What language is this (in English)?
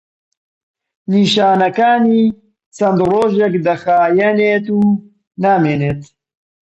Central Kurdish